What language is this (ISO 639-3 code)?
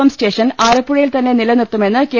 mal